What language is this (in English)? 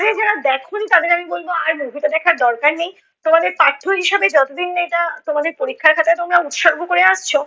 Bangla